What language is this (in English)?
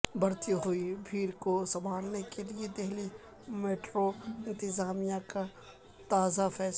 Urdu